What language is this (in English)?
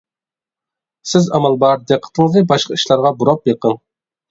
Uyghur